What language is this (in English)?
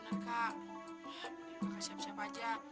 Indonesian